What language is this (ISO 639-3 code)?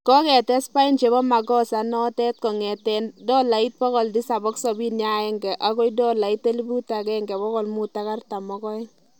kln